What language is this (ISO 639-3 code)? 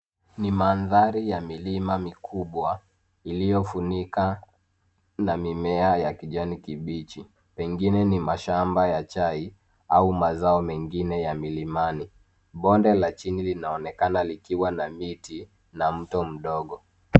swa